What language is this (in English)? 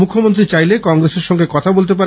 Bangla